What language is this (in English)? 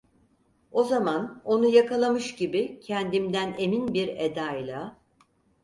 Turkish